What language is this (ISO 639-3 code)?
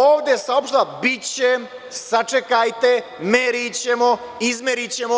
srp